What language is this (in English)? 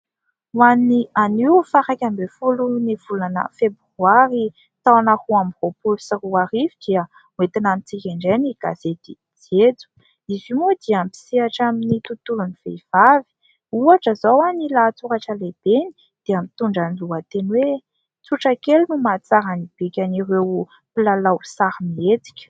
Malagasy